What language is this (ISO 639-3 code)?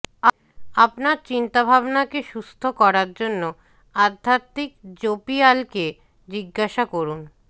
ben